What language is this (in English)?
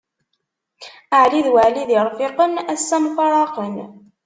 Kabyle